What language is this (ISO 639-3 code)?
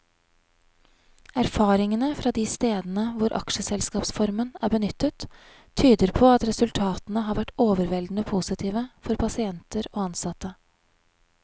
nor